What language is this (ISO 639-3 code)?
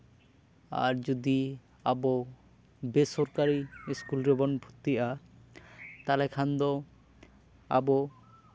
sat